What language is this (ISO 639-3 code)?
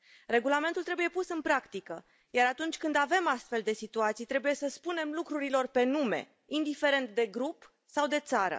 ron